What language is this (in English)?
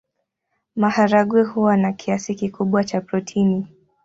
Swahili